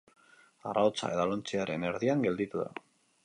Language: Basque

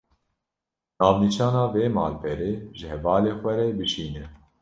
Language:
Kurdish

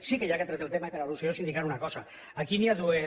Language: Catalan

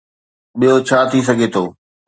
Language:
Sindhi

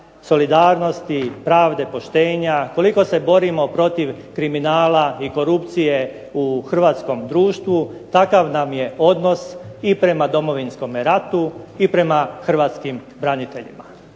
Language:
Croatian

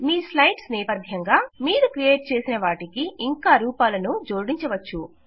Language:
Telugu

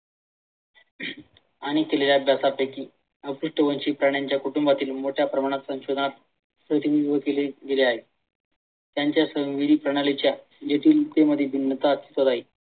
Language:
Marathi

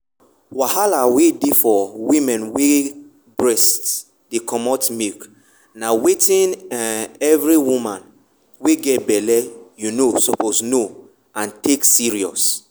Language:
Nigerian Pidgin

